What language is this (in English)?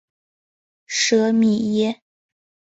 Chinese